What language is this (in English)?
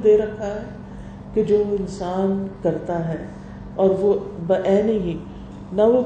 Urdu